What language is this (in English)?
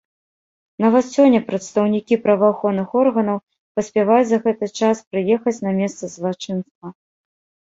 Belarusian